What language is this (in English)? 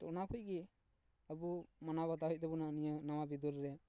Santali